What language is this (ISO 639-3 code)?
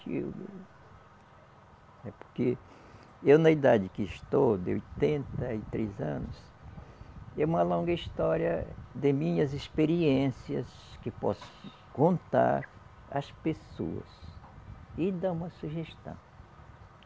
por